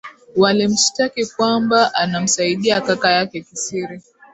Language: Swahili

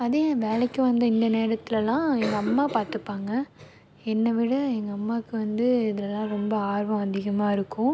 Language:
Tamil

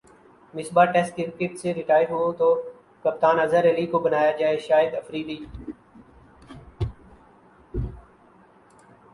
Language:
Urdu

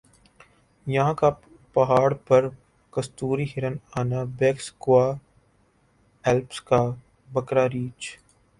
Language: Urdu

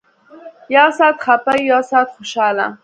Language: Pashto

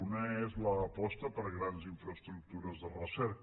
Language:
Catalan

